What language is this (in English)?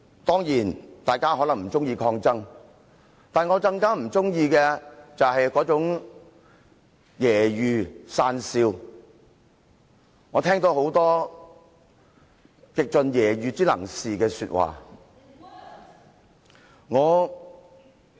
Cantonese